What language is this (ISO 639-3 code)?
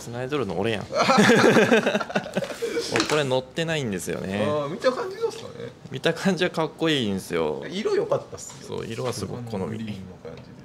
jpn